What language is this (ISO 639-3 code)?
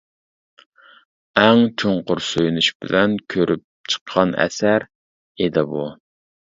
uig